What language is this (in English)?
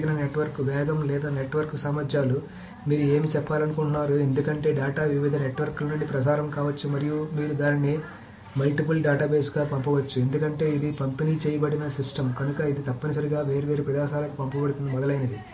Telugu